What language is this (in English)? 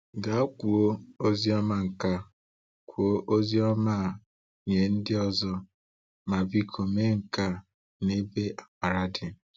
Igbo